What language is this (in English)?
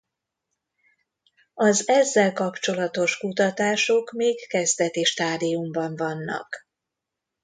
Hungarian